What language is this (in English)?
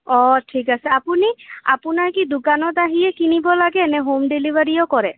Assamese